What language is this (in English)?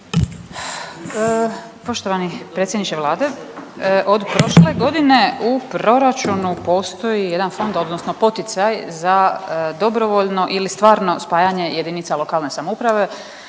Croatian